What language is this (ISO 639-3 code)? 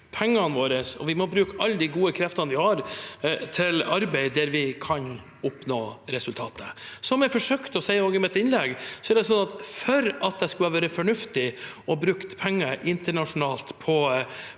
nor